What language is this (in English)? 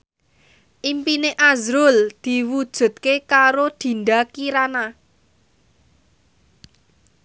Javanese